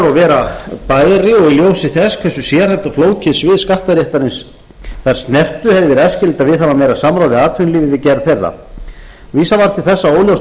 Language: Icelandic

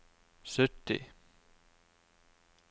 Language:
Norwegian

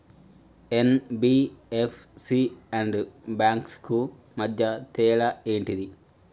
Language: Telugu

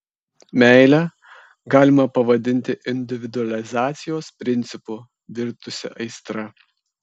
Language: Lithuanian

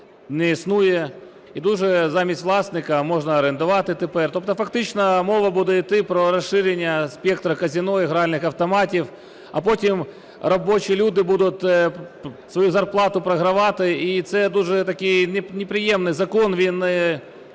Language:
Ukrainian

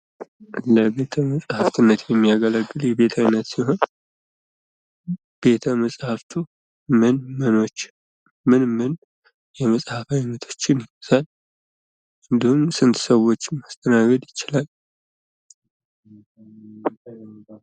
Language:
Amharic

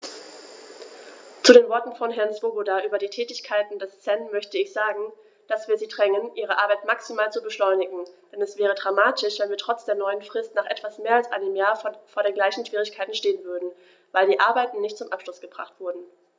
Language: German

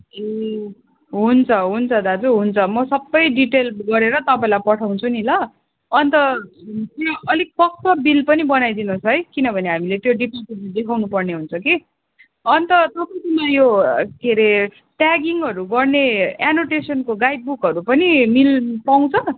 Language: Nepali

